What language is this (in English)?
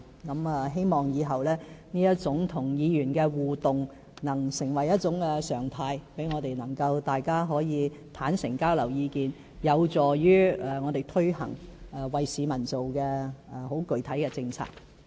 Cantonese